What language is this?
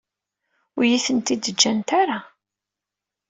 Kabyle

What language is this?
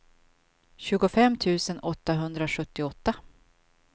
Swedish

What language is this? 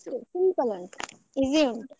Kannada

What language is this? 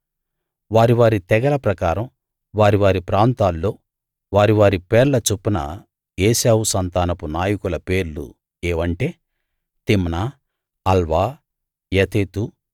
Telugu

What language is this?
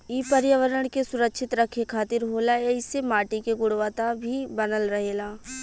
Bhojpuri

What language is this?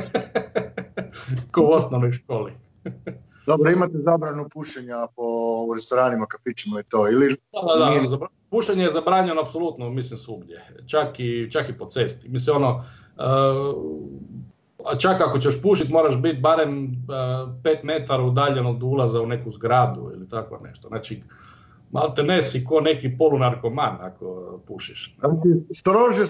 Croatian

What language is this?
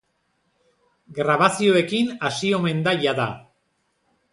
Basque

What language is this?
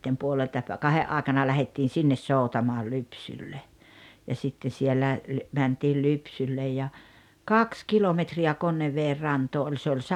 Finnish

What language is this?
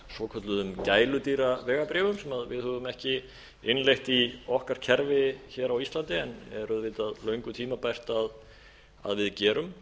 Icelandic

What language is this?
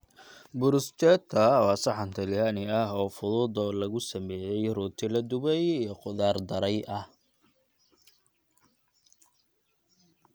Somali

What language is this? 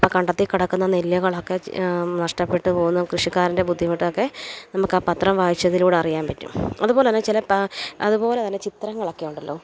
Malayalam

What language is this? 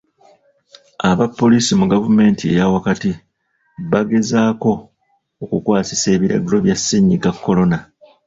Ganda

